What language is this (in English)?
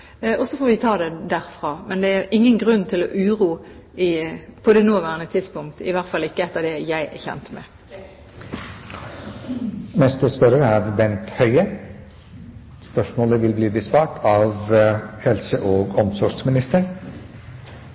Norwegian